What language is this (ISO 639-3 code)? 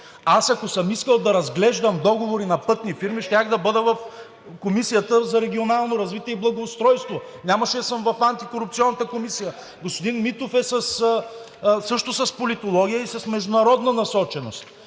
bul